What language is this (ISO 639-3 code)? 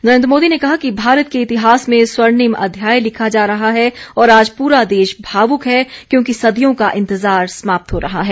hin